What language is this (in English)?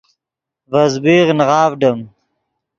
Yidgha